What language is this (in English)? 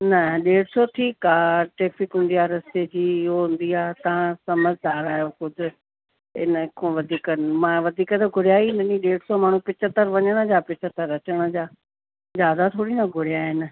Sindhi